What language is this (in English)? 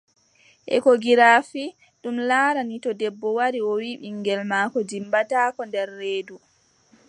Adamawa Fulfulde